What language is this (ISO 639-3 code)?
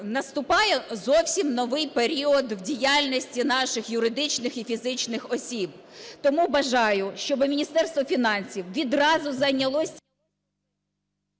ukr